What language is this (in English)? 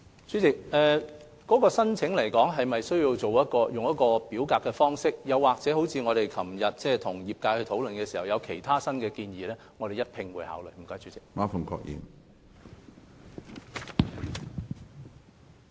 Cantonese